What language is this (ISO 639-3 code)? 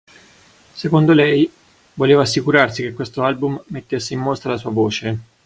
ita